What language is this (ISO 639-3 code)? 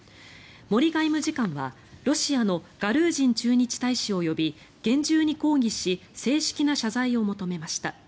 jpn